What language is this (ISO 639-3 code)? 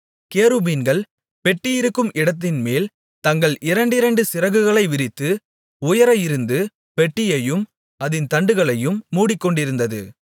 tam